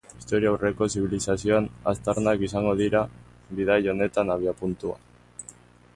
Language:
Basque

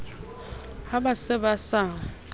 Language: Southern Sotho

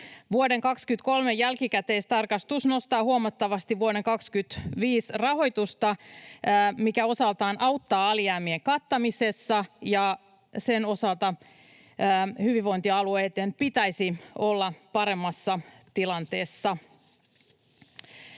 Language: Finnish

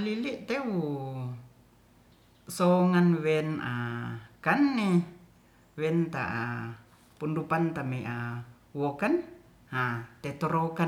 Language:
Ratahan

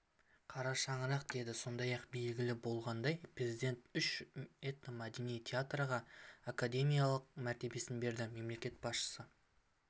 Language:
Kazakh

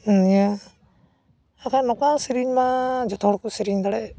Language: Santali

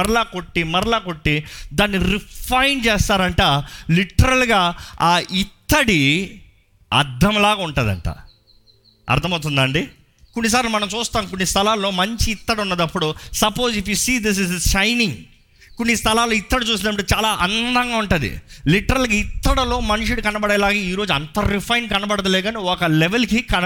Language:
Telugu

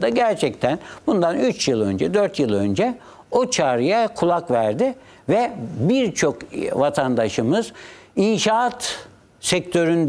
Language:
Turkish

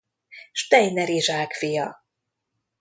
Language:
Hungarian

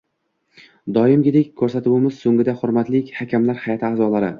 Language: Uzbek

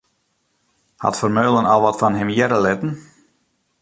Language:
Western Frisian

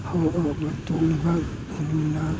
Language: Manipuri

